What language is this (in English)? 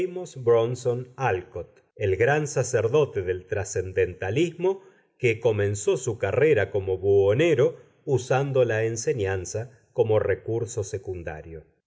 Spanish